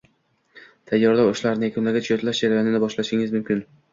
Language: Uzbek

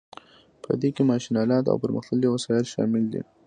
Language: Pashto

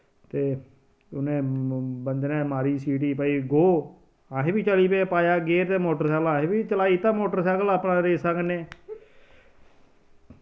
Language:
Dogri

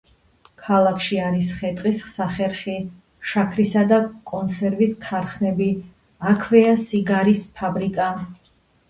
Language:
Georgian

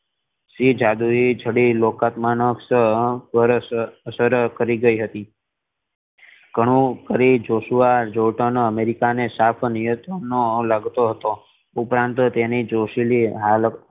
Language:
Gujarati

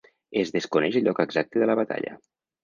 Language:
Catalan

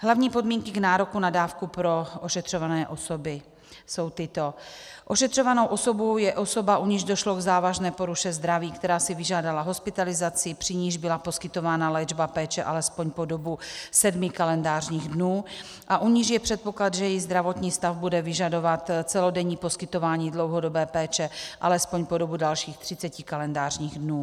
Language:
Czech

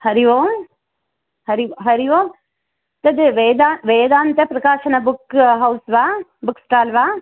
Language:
Sanskrit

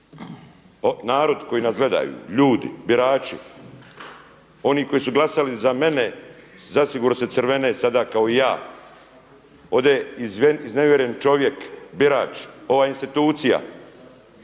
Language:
Croatian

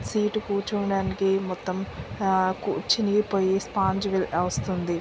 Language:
Telugu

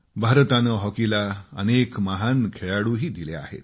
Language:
Marathi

